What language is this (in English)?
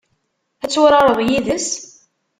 Kabyle